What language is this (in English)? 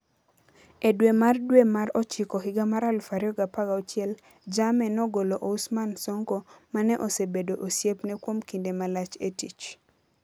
Luo (Kenya and Tanzania)